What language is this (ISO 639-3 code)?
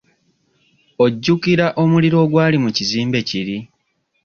lug